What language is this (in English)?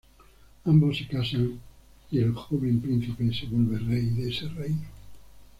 Spanish